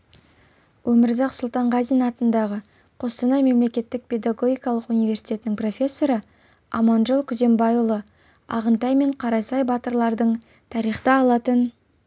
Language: Kazakh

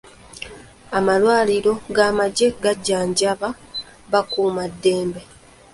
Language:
Ganda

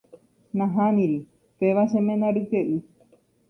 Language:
Guarani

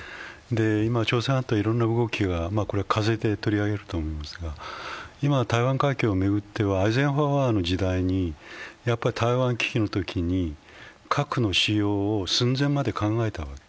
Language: Japanese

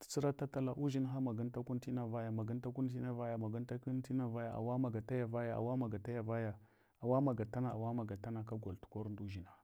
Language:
Hwana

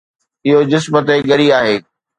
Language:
Sindhi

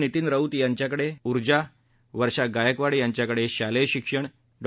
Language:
Marathi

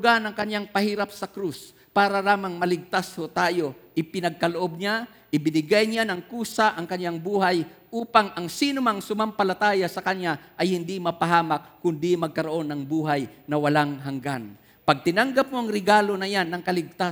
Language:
Filipino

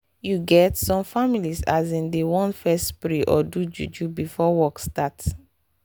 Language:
Nigerian Pidgin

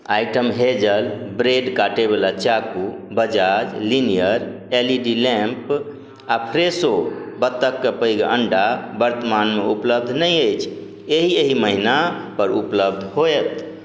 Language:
Maithili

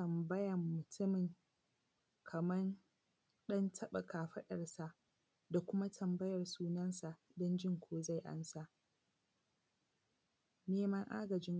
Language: Hausa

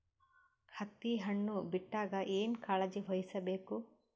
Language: Kannada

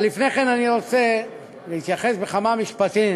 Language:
Hebrew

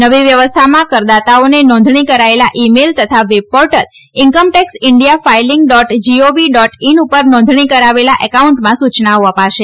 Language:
Gujarati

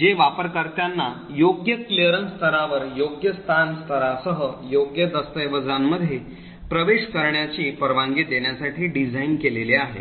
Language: Marathi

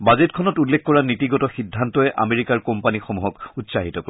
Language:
Assamese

